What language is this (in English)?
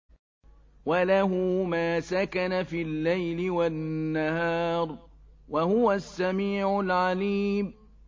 Arabic